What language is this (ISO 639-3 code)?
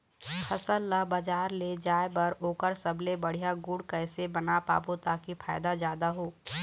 hne